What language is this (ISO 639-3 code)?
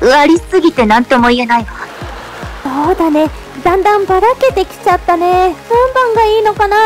jpn